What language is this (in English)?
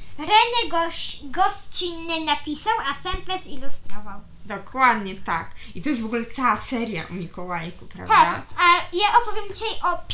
Polish